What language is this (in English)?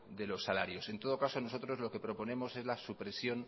Spanish